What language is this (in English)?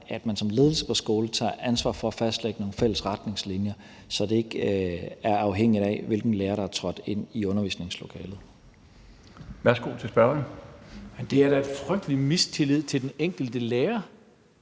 Danish